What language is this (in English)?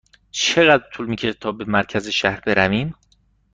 Persian